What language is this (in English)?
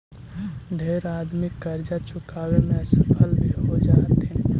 Magahi